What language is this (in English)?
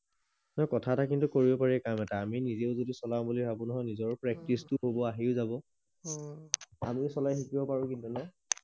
Assamese